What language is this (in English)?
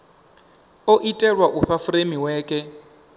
Venda